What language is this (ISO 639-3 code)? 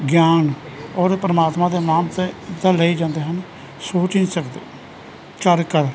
pan